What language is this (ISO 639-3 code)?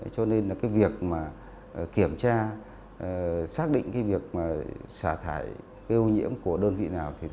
vie